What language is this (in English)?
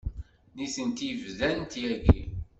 Kabyle